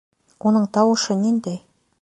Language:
Bashkir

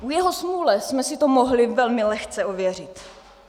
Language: Czech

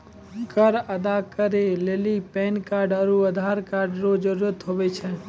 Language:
Maithili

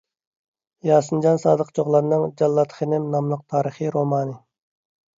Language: Uyghur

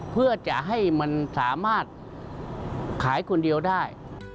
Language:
Thai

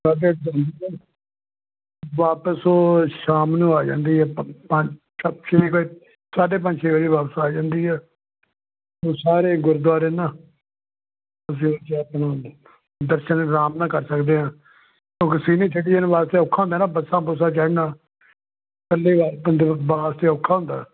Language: Punjabi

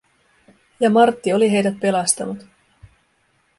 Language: Finnish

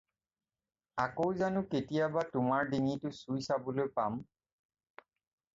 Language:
Assamese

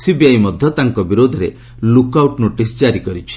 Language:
Odia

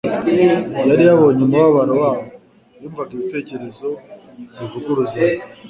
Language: Kinyarwanda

